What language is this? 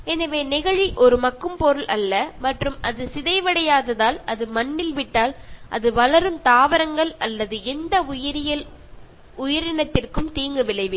Tamil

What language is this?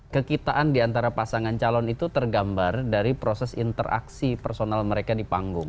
Indonesian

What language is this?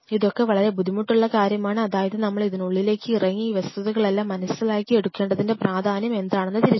Malayalam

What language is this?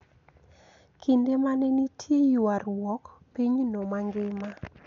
Luo (Kenya and Tanzania)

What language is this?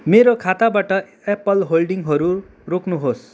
Nepali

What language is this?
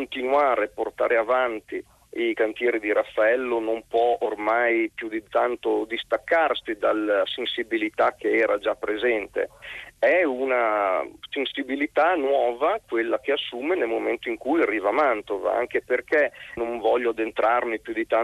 Italian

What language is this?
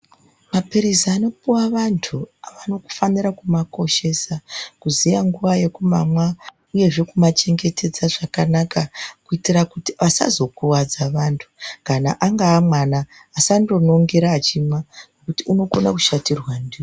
Ndau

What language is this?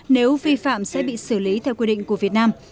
Vietnamese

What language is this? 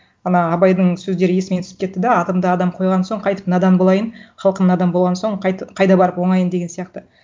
Kazakh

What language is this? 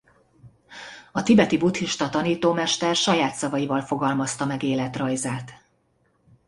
Hungarian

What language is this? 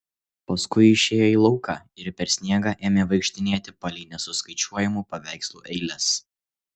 Lithuanian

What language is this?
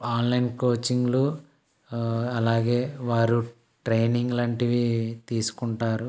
Telugu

